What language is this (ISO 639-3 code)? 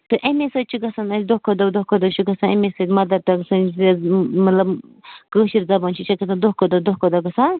kas